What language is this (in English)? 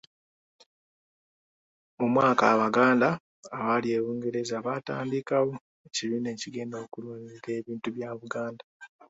Ganda